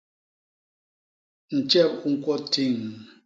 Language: Basaa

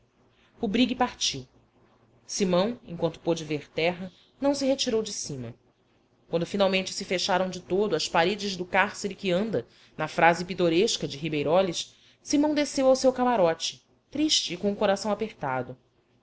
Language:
Portuguese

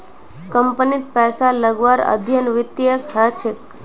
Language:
Magahi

